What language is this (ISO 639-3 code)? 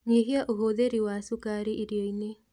kik